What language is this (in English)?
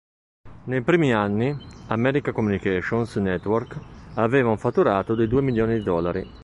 Italian